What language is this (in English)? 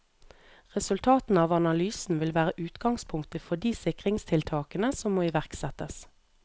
Norwegian